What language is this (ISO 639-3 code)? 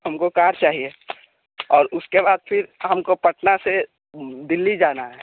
hin